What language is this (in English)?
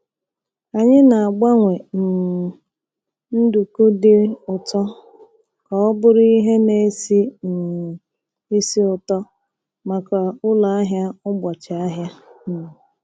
Igbo